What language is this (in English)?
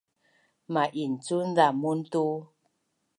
Bunun